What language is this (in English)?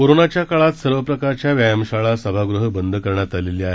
Marathi